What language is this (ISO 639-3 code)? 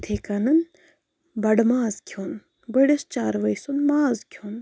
kas